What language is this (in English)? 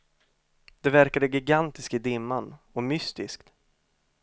Swedish